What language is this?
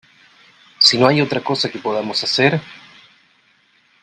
Spanish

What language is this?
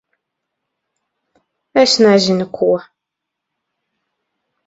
Latvian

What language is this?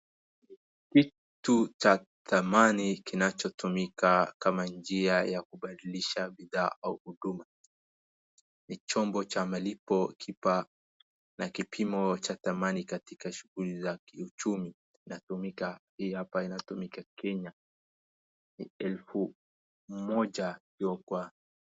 Swahili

